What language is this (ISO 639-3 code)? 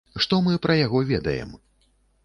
bel